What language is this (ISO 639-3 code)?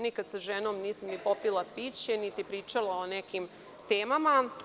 srp